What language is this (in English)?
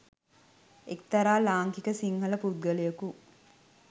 Sinhala